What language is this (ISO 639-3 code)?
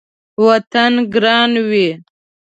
pus